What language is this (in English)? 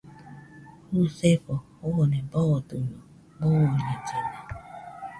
Nüpode Huitoto